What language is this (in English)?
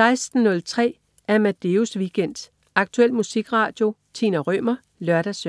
Danish